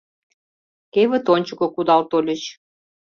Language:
Mari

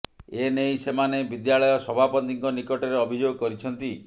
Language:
Odia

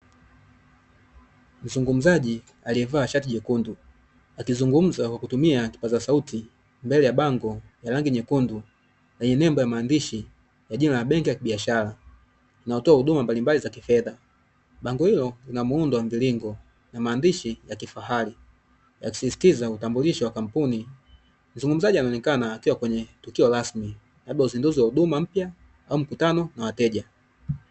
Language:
Swahili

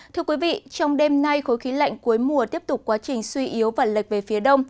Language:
Vietnamese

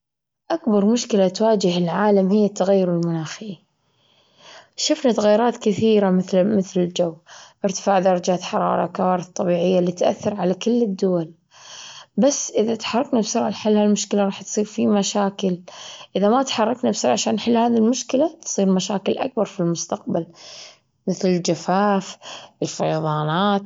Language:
Gulf Arabic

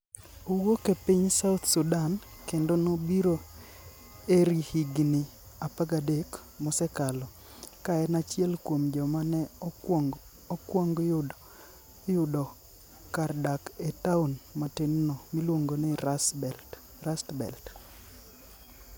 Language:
Luo (Kenya and Tanzania)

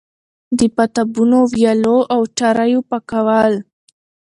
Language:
Pashto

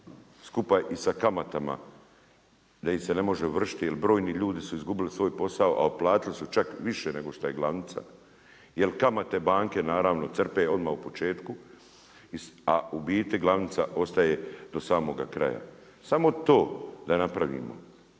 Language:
Croatian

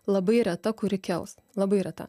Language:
Lithuanian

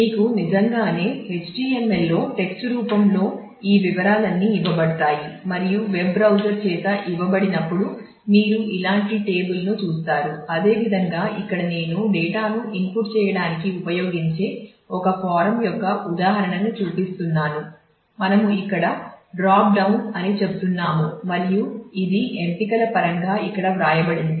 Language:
Telugu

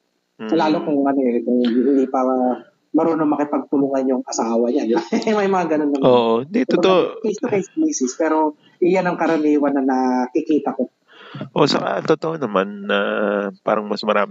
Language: Filipino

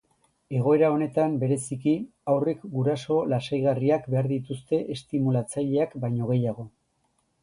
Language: Basque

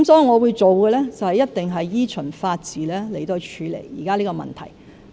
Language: Cantonese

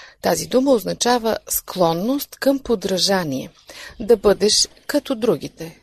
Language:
Bulgarian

